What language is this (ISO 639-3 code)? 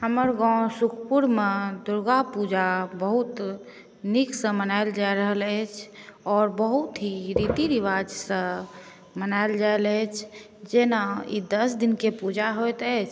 mai